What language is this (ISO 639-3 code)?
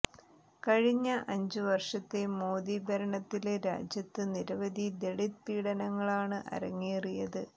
mal